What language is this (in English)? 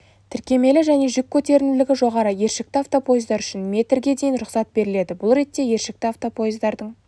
Kazakh